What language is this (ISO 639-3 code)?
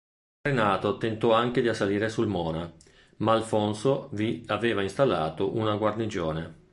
ita